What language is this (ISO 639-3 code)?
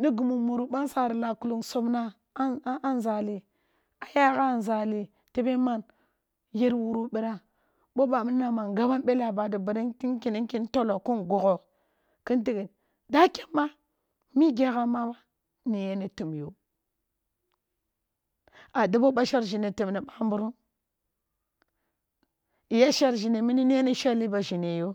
bbu